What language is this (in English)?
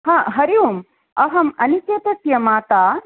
Sanskrit